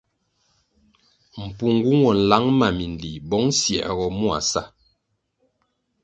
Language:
Kwasio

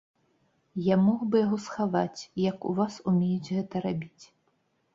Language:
Belarusian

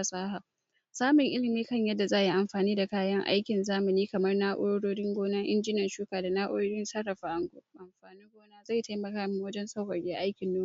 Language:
Hausa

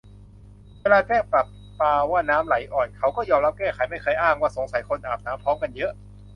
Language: Thai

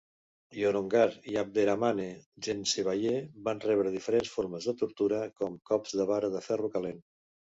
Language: Catalan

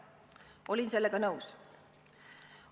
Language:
Estonian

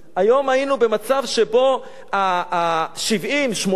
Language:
Hebrew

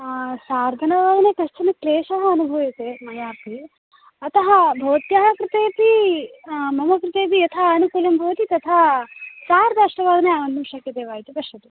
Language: Sanskrit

